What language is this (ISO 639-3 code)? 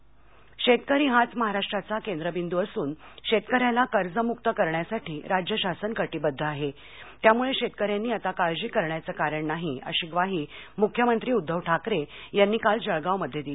mar